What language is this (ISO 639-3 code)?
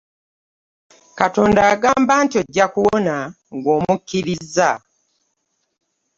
lug